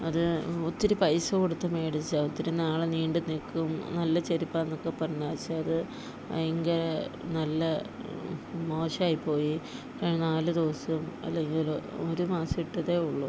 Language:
Malayalam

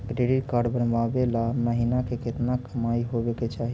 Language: Magahi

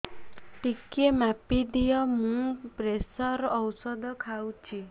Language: Odia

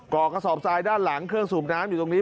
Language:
Thai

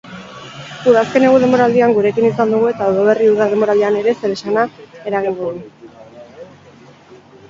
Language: Basque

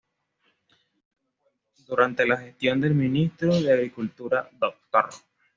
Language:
Spanish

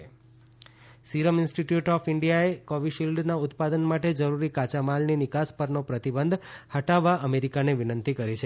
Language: Gujarati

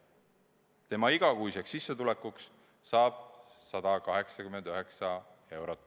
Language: Estonian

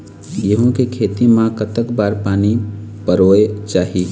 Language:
Chhattisgarhi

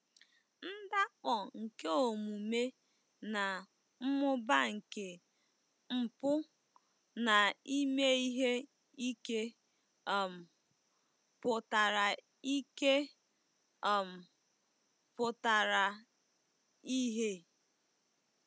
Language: Igbo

